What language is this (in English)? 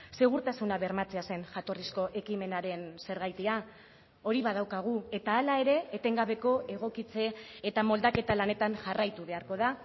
Basque